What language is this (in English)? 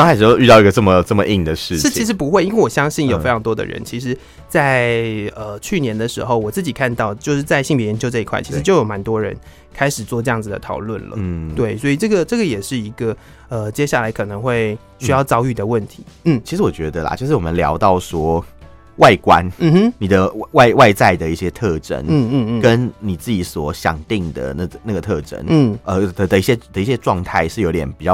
Chinese